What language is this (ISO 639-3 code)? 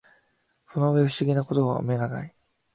jpn